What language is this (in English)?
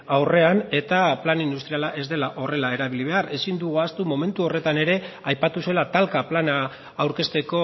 Basque